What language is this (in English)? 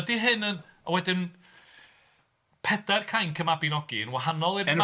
Welsh